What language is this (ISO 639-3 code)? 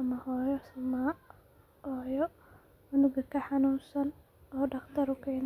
som